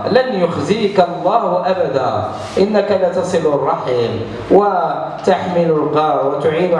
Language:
Arabic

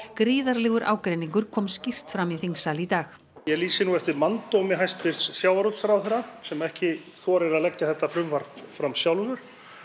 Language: Icelandic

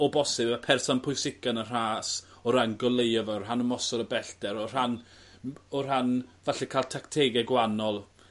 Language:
Welsh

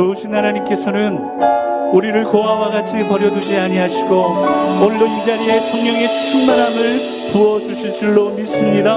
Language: Korean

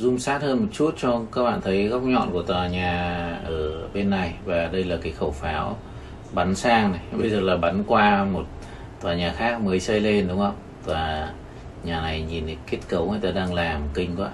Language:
Vietnamese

